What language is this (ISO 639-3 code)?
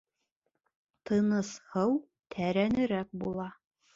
bak